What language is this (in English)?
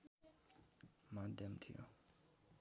Nepali